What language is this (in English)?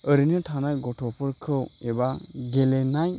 Bodo